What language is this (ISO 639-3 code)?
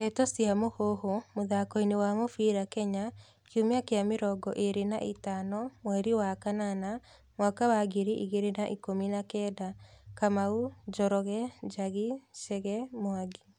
kik